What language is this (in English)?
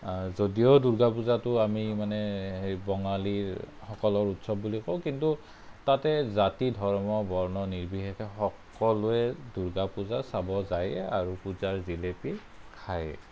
Assamese